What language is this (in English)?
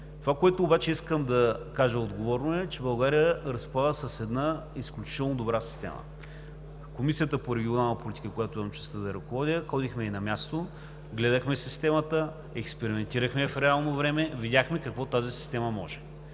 Bulgarian